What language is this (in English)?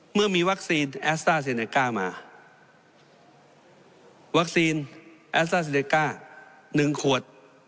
Thai